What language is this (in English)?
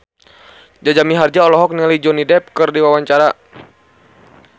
Sundanese